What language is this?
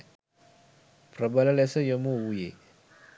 Sinhala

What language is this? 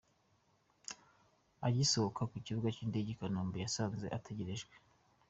Kinyarwanda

